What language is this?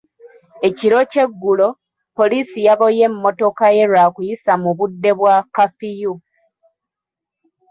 Ganda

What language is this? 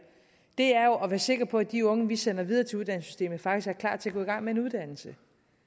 Danish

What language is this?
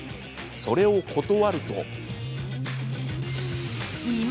Japanese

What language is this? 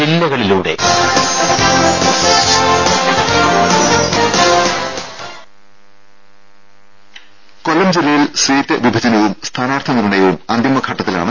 Malayalam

